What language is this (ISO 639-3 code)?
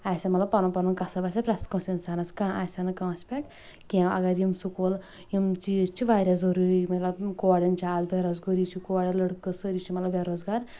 kas